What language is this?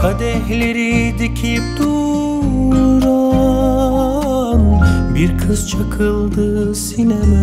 Turkish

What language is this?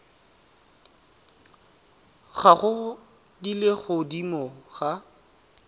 Tswana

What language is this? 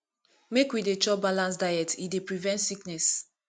Nigerian Pidgin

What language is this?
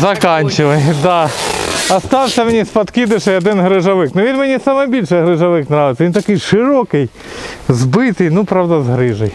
Russian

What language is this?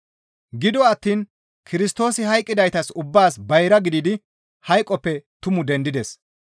Gamo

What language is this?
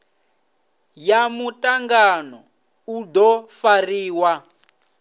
Venda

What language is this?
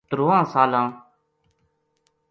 Gujari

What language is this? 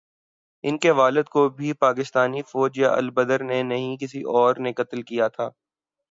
Urdu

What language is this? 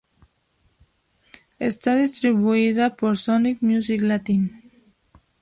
Spanish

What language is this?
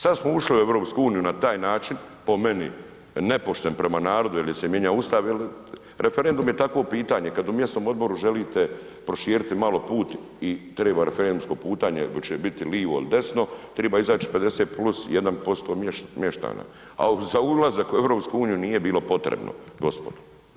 Croatian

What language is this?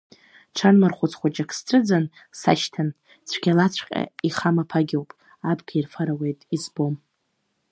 Abkhazian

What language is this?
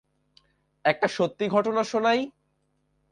Bangla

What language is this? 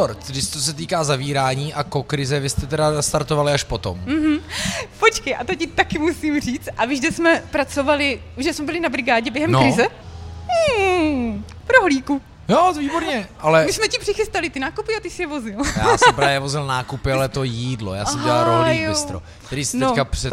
Czech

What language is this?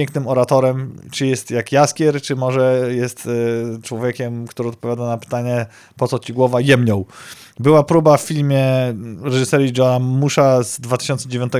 Polish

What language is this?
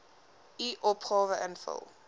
Afrikaans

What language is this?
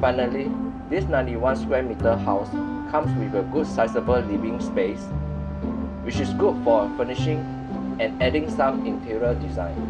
English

